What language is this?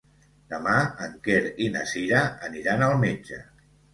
Catalan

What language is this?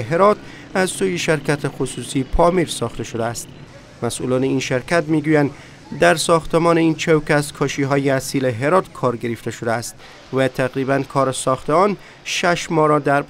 Persian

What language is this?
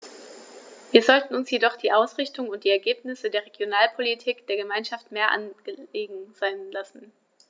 German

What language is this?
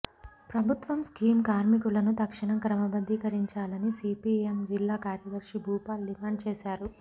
Telugu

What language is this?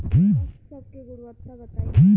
Bhojpuri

